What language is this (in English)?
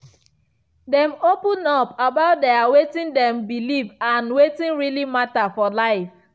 Nigerian Pidgin